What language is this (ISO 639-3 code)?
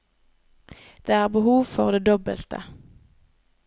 nor